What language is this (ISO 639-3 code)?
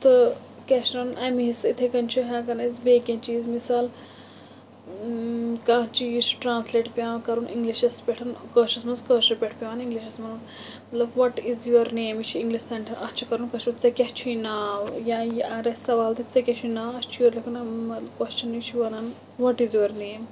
kas